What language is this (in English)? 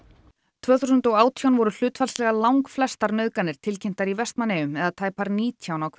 Icelandic